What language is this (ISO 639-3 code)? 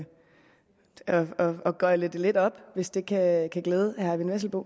dan